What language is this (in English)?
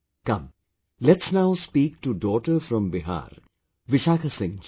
English